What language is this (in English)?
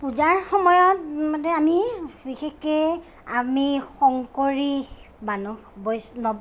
Assamese